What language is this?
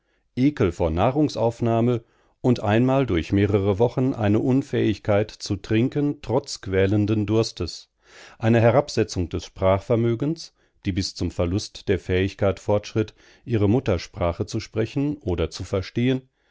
German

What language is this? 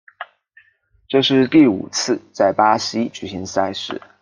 Chinese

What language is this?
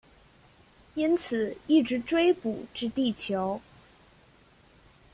Chinese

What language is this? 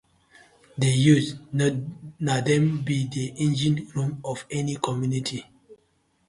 Nigerian Pidgin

